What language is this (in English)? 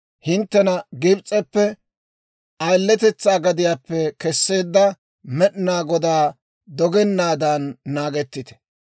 Dawro